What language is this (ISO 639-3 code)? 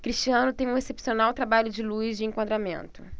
por